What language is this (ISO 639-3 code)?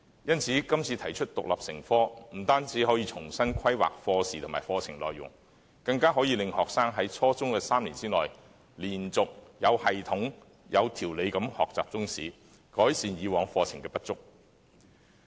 yue